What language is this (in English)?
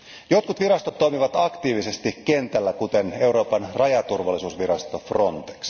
Finnish